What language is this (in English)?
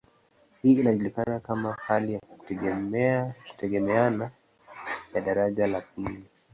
Swahili